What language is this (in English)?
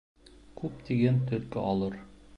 Bashkir